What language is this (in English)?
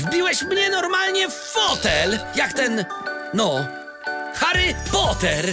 Polish